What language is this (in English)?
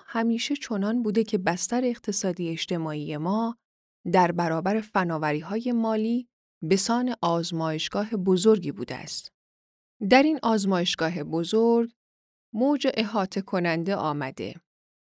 Persian